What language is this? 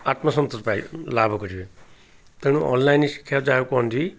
Odia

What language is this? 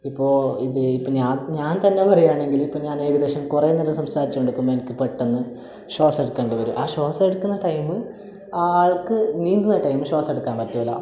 Malayalam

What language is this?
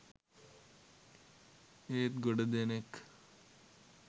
Sinhala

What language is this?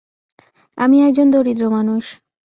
Bangla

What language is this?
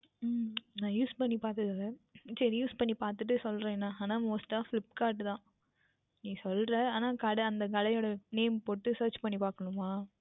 Tamil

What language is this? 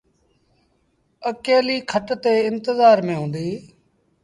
Sindhi Bhil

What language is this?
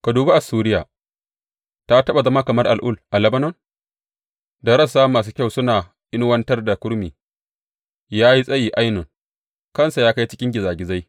Hausa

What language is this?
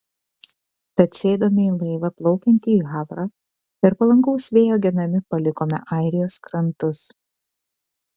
Lithuanian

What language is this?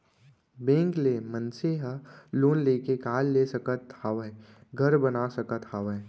Chhattisgarhi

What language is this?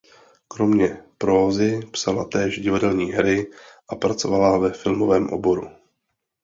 Czech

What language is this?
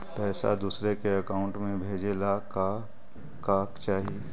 Magahi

